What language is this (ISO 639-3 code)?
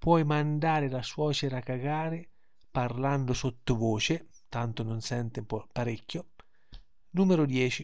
ita